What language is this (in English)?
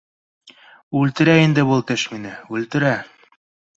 Bashkir